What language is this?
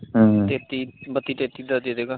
Punjabi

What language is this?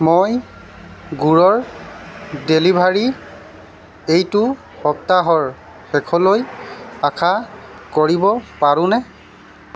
Assamese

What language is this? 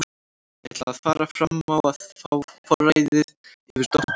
Icelandic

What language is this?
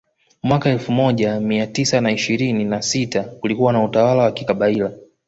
Swahili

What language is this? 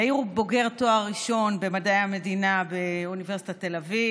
Hebrew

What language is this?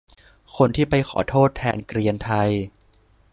Thai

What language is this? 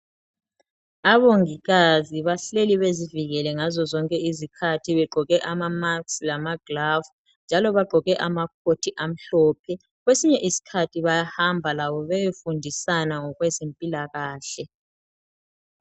North Ndebele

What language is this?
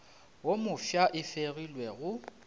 Northern Sotho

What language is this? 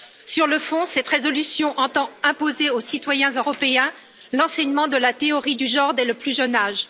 French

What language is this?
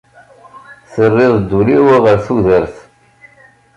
Kabyle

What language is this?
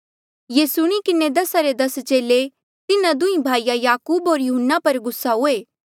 Mandeali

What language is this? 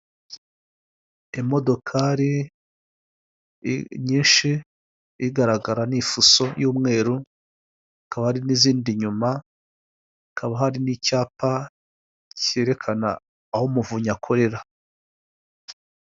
Kinyarwanda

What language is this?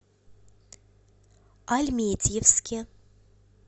Russian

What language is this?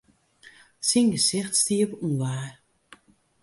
Western Frisian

